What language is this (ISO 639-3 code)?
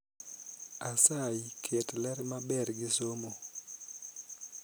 luo